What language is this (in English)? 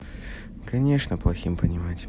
Russian